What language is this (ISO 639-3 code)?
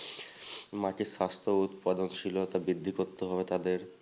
ben